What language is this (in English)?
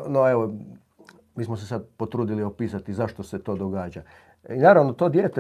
Croatian